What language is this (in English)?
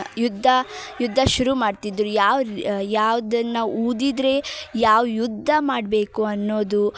Kannada